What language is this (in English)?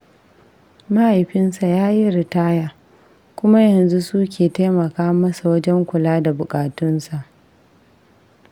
Hausa